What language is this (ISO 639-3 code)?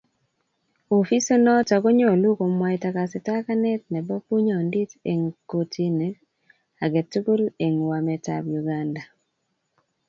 kln